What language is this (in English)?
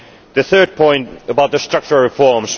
English